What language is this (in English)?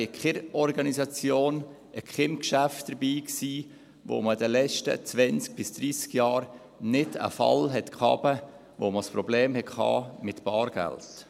Swiss German